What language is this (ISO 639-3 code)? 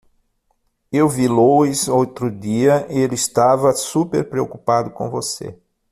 por